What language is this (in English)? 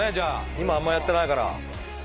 Japanese